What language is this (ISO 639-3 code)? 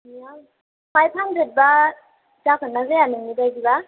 brx